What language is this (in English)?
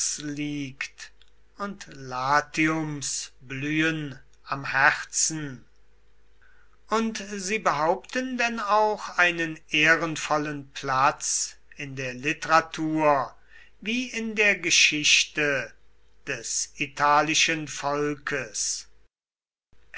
German